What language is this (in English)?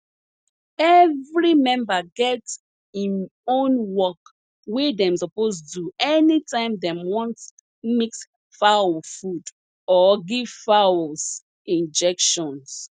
Nigerian Pidgin